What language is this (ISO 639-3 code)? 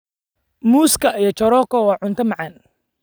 som